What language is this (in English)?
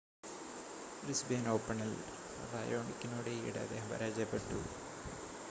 Malayalam